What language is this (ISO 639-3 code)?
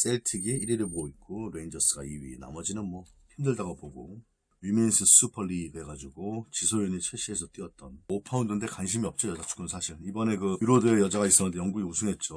kor